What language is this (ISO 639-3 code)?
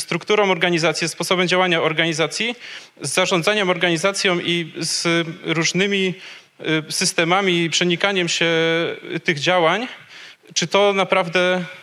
pol